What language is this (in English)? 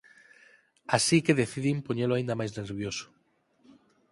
Galician